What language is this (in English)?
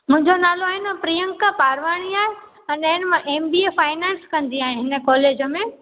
Sindhi